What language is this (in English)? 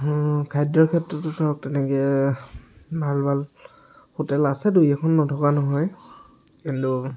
Assamese